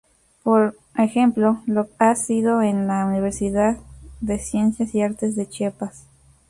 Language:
Spanish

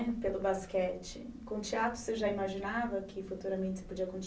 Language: Portuguese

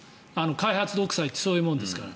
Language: Japanese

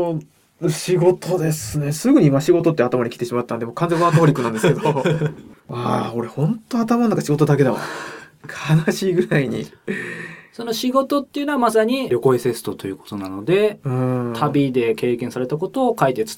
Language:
Japanese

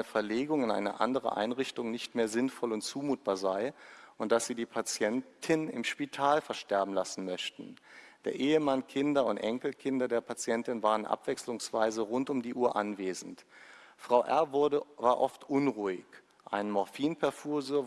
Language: German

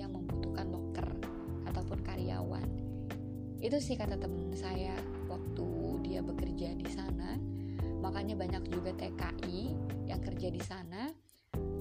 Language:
Indonesian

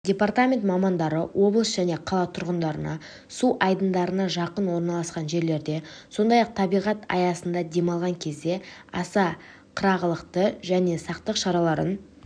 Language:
Kazakh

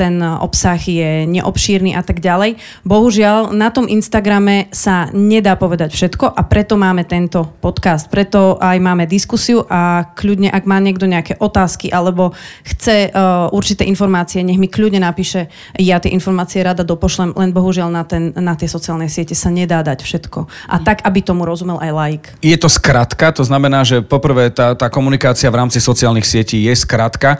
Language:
Slovak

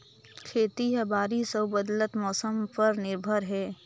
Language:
Chhattisgarhi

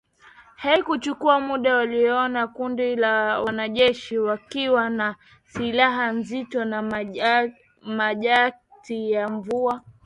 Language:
Swahili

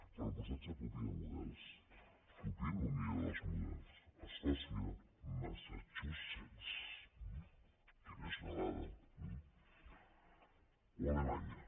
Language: Catalan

